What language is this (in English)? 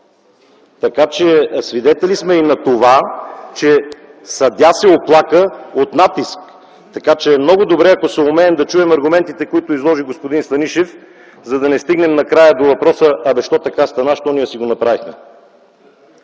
Bulgarian